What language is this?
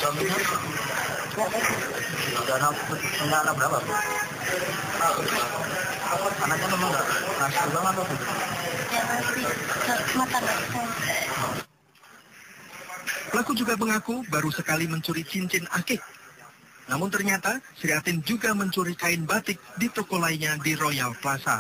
Indonesian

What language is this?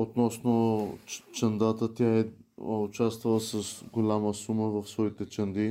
Bulgarian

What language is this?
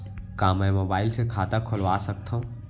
Chhattisgarhi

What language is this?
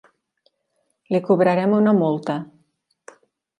Catalan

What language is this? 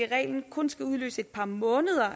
Danish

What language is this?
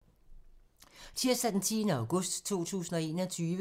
Danish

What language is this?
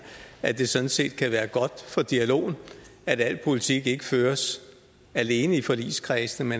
Danish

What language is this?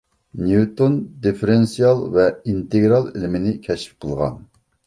Uyghur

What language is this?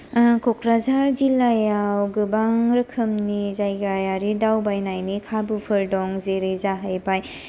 Bodo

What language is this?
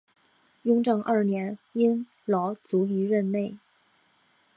Chinese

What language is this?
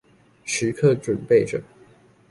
Chinese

